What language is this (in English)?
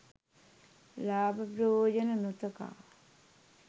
Sinhala